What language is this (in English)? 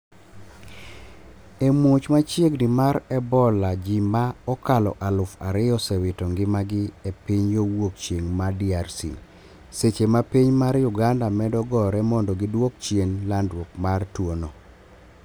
Luo (Kenya and Tanzania)